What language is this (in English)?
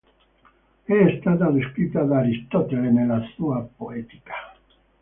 Italian